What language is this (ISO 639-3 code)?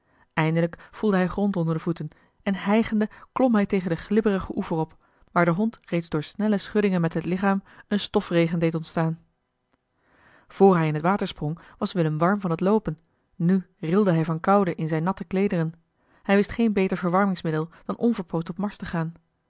nld